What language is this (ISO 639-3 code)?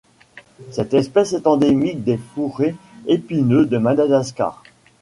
fra